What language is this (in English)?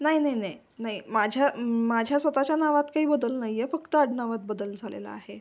Marathi